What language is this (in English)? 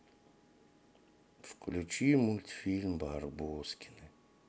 Russian